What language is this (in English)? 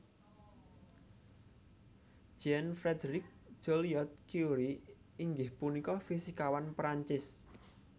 Javanese